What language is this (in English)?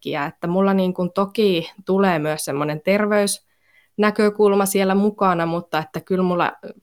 Finnish